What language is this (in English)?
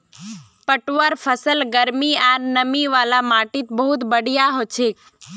Magahi